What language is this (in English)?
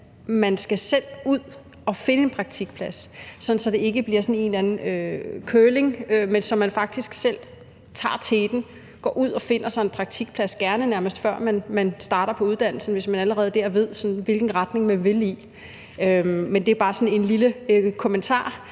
Danish